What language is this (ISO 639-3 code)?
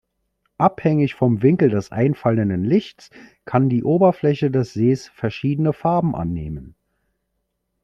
deu